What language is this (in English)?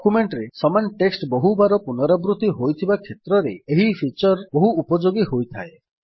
Odia